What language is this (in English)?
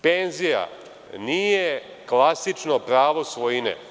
Serbian